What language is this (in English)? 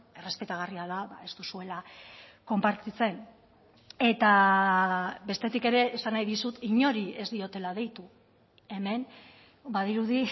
Basque